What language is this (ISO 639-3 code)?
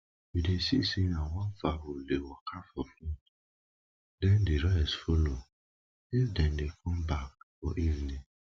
pcm